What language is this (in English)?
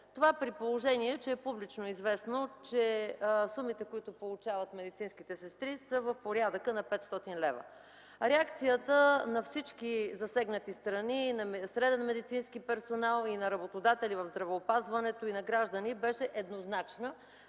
Bulgarian